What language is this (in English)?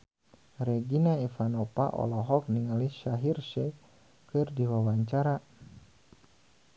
Sundanese